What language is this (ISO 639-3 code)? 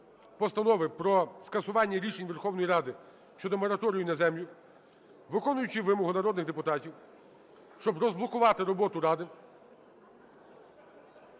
ukr